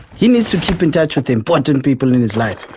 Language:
English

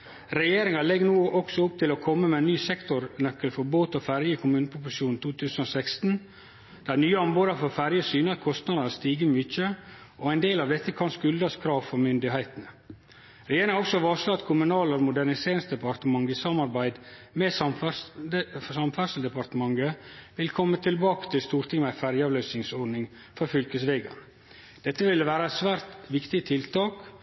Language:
Norwegian Nynorsk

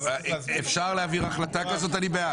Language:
Hebrew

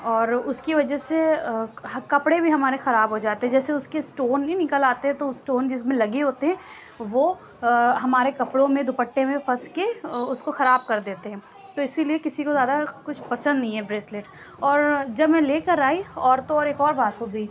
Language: Urdu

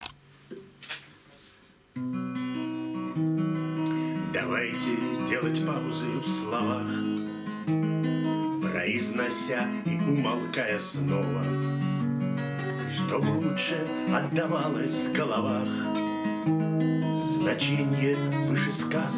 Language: Russian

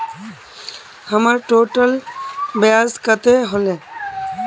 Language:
Magahi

